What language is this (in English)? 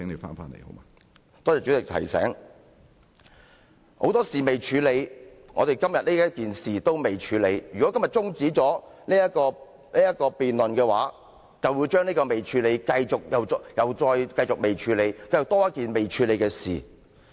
Cantonese